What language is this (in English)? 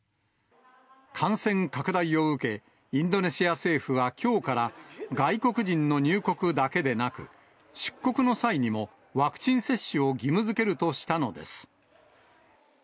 Japanese